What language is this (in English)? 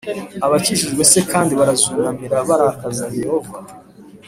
Kinyarwanda